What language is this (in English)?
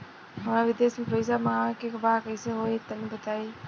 Bhojpuri